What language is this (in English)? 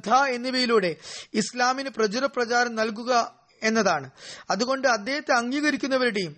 Malayalam